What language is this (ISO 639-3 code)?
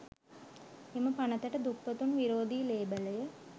sin